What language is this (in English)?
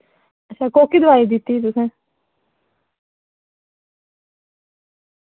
Dogri